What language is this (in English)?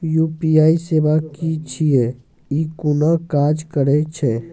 Maithili